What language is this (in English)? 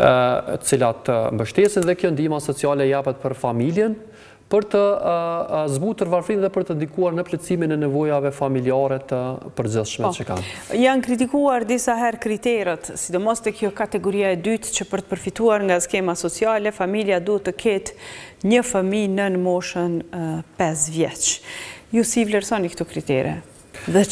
Romanian